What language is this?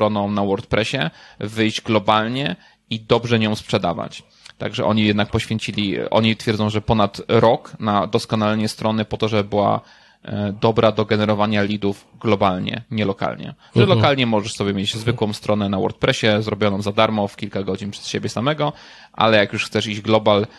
Polish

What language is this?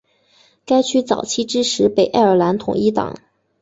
Chinese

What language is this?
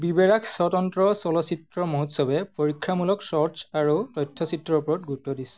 Assamese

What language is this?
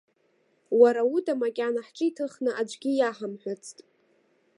Abkhazian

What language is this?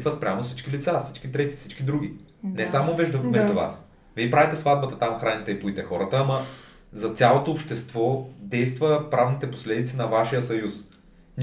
Bulgarian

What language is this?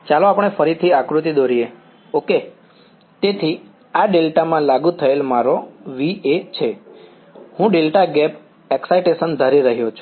Gujarati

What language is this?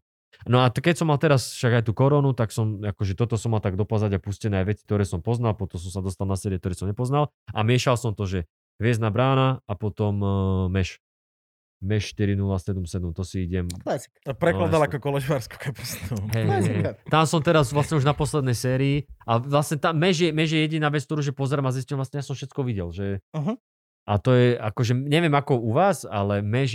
Slovak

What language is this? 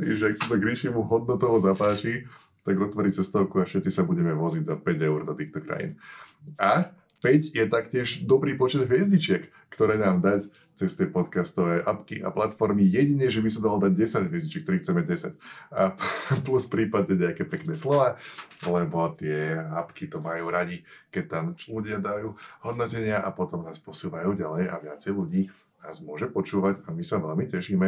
Slovak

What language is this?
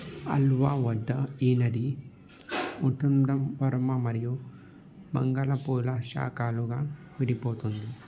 Telugu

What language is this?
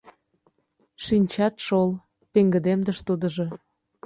Mari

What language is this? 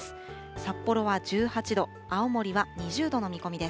Japanese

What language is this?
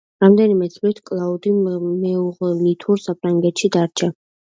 Georgian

